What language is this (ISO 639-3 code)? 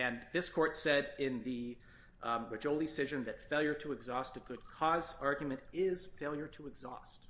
eng